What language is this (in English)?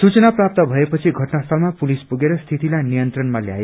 Nepali